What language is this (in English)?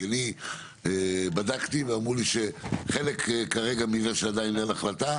Hebrew